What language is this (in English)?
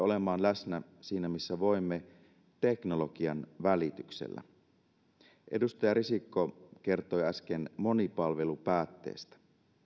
Finnish